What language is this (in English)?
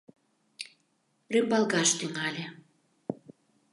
Mari